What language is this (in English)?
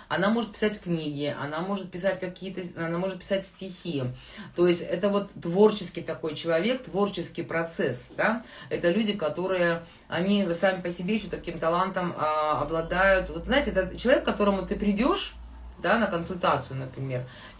Russian